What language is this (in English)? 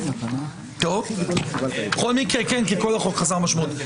Hebrew